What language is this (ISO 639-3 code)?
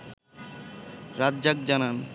ben